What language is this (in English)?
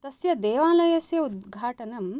Sanskrit